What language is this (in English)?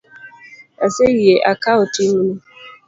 Luo (Kenya and Tanzania)